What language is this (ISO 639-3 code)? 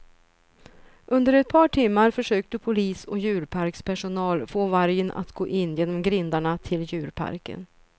swe